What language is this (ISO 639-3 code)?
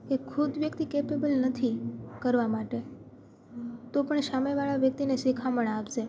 guj